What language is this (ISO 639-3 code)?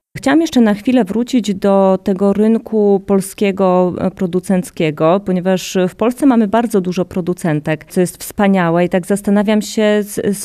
pol